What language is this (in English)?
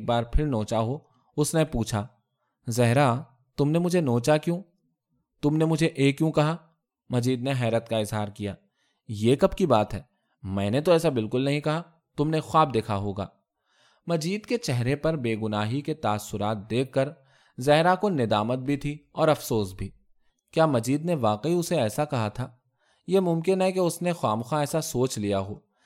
Urdu